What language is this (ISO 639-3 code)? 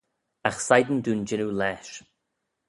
glv